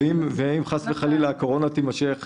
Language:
Hebrew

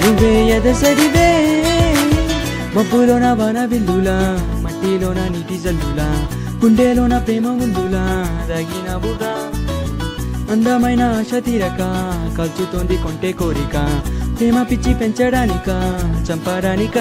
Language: Telugu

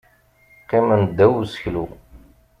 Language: Kabyle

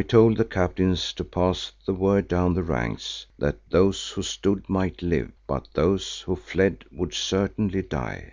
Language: English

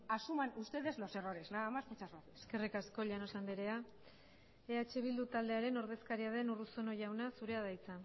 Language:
Basque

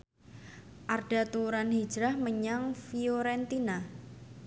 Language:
Javanese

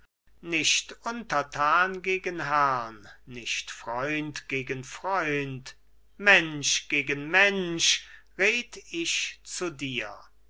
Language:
German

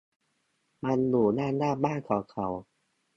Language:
Thai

